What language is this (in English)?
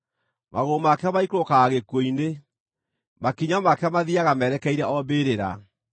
Kikuyu